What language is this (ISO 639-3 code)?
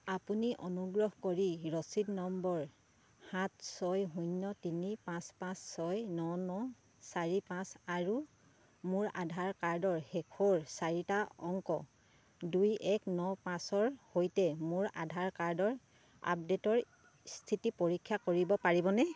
asm